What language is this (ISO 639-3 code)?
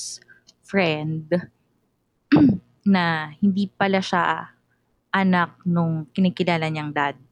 fil